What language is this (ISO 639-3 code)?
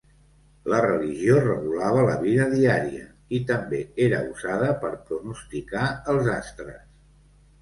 cat